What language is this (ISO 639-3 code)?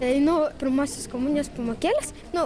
lit